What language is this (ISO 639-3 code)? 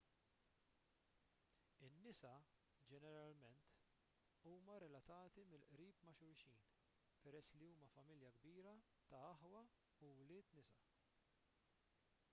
mlt